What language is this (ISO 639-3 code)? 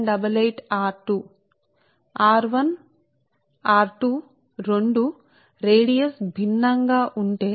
tel